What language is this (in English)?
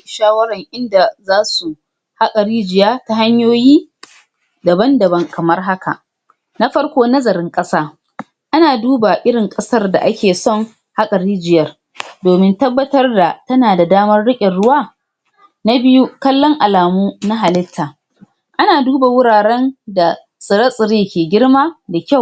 Hausa